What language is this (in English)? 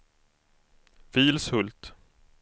Swedish